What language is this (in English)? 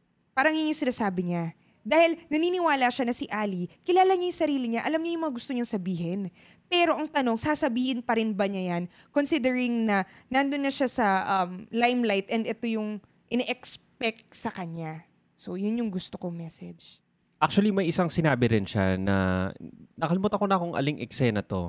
Filipino